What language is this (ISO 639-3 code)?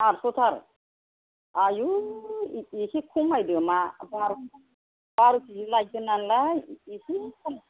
brx